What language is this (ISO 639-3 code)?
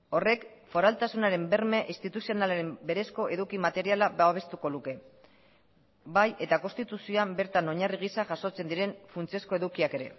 eus